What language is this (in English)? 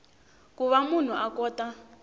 Tsonga